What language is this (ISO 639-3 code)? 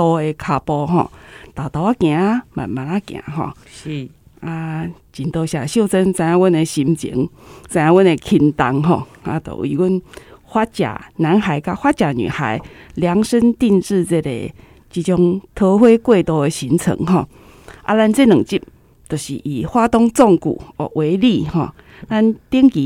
zho